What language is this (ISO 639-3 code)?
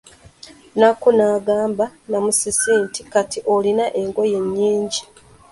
lug